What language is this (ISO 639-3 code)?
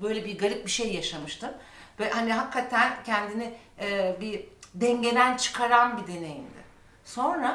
tur